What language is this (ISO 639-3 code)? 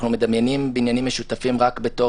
heb